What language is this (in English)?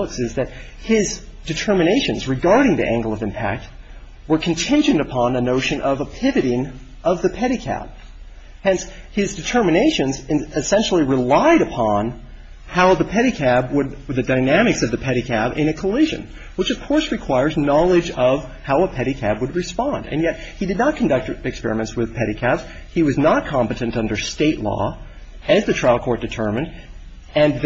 English